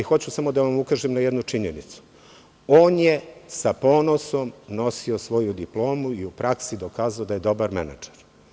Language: Serbian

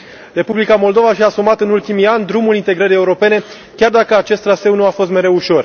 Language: Romanian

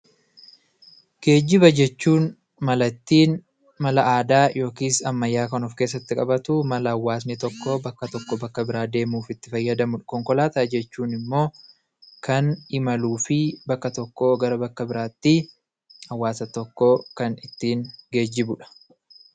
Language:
Oromo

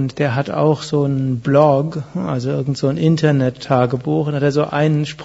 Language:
German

